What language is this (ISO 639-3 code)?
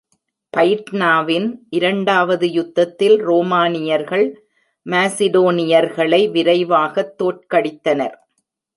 tam